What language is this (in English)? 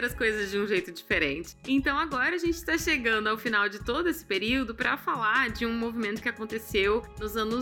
Portuguese